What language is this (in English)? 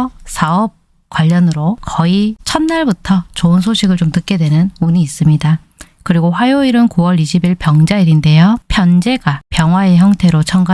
Korean